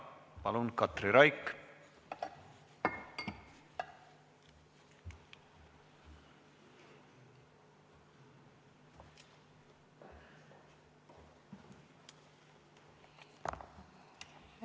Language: Estonian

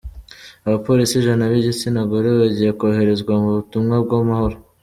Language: Kinyarwanda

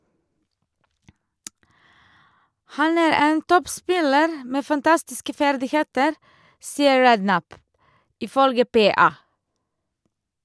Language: Norwegian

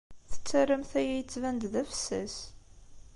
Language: Kabyle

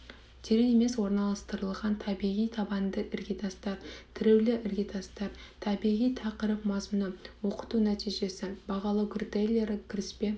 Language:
Kazakh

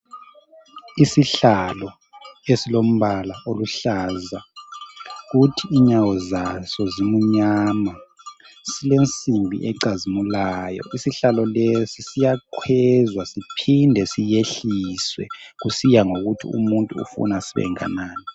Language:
North Ndebele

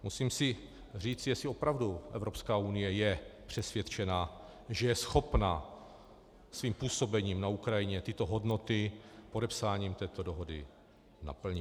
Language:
Czech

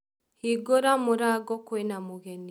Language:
Kikuyu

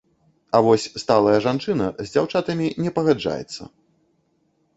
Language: Belarusian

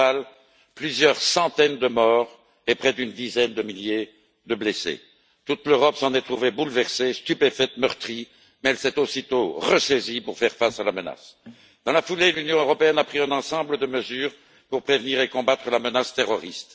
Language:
French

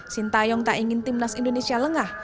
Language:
Indonesian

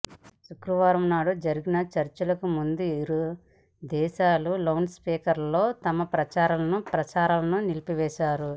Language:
Telugu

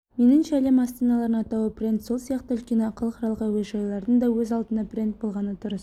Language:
Kazakh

